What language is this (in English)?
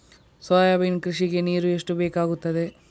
Kannada